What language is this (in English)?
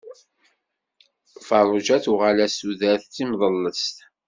Kabyle